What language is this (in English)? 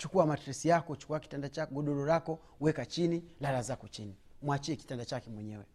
Swahili